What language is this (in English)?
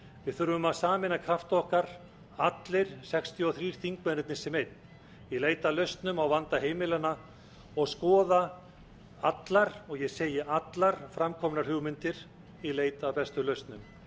Icelandic